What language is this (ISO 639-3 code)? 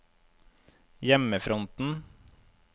nor